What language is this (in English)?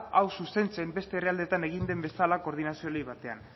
Basque